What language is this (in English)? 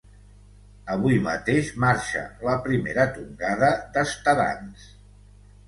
Catalan